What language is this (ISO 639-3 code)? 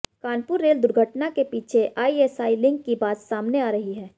hin